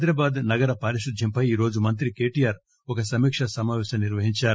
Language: Telugu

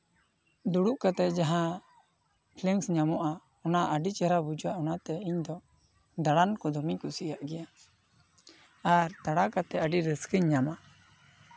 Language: Santali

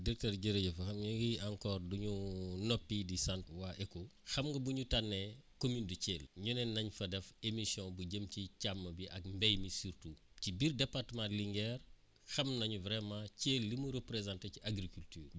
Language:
Wolof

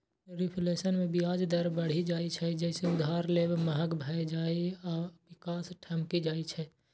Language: Maithili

